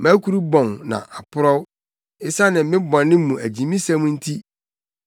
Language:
Akan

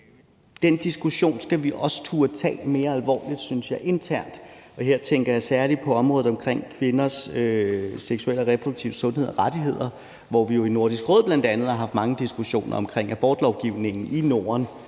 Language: Danish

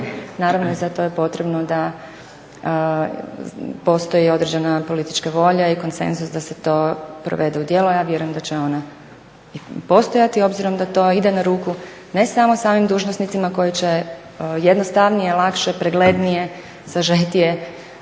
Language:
Croatian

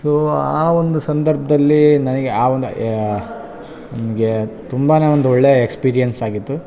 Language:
Kannada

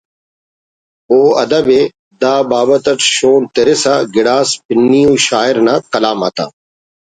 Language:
Brahui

